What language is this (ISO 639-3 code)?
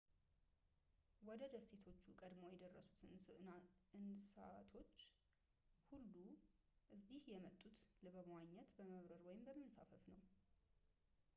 amh